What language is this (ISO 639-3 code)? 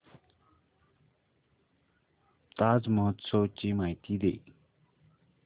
mar